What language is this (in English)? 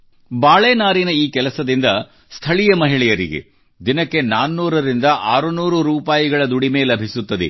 Kannada